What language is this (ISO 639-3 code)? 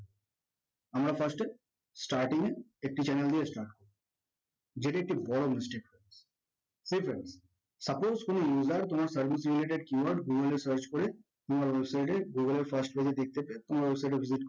ben